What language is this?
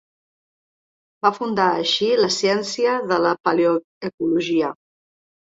Catalan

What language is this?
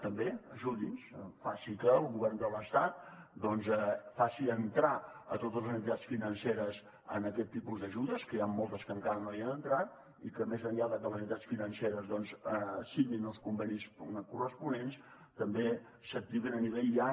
Catalan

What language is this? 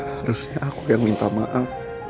Indonesian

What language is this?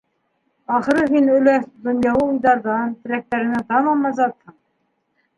Bashkir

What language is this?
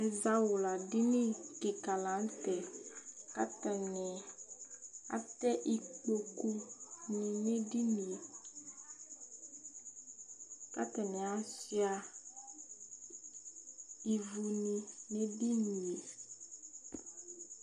Ikposo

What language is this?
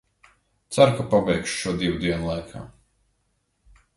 Latvian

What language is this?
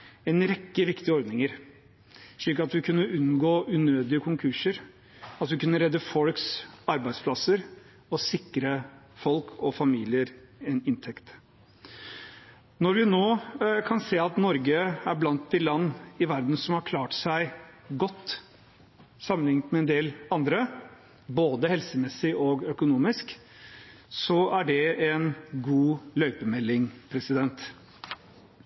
Norwegian Bokmål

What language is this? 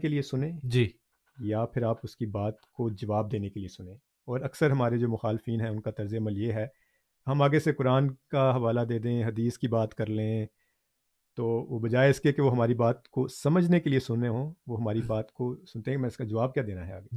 Urdu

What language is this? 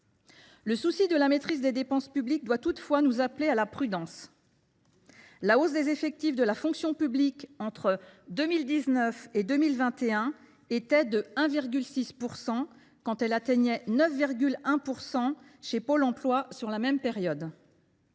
French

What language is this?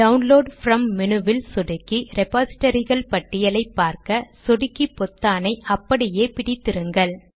Tamil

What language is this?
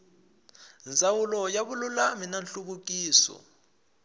Tsonga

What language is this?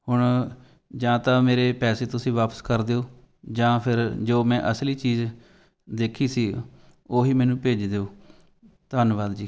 Punjabi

